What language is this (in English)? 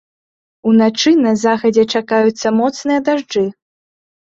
Belarusian